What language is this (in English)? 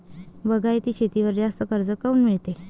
Marathi